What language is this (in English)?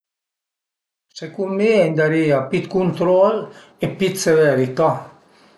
Piedmontese